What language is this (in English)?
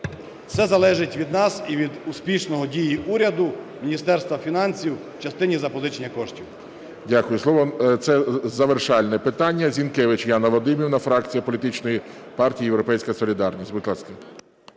Ukrainian